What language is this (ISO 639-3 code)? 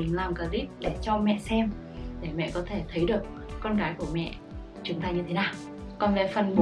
vie